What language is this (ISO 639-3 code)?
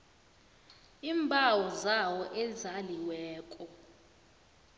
nbl